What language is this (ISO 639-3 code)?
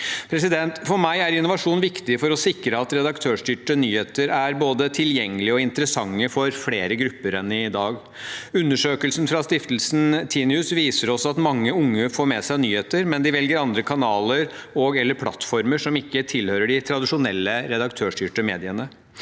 nor